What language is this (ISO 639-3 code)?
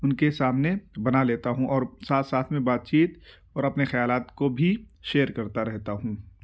urd